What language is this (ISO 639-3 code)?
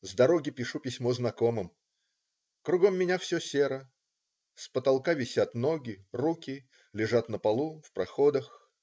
rus